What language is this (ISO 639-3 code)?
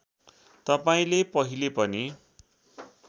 nep